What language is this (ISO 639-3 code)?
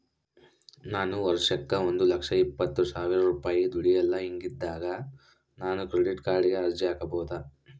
kan